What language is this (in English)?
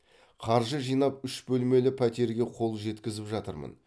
Kazakh